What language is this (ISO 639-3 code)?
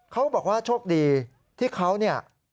tha